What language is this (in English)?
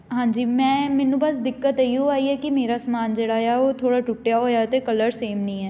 Punjabi